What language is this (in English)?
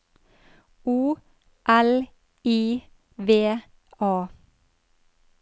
Norwegian